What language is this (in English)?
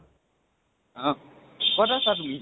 Assamese